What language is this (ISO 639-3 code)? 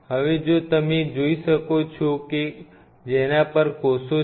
guj